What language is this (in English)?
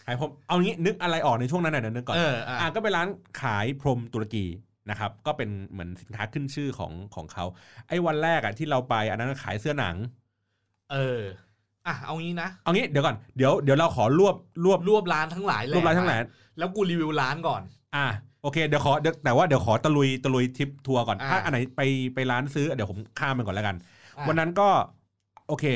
Thai